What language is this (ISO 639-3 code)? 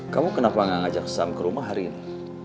ind